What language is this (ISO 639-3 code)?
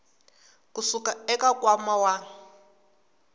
tso